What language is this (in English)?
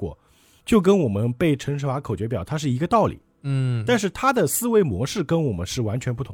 Chinese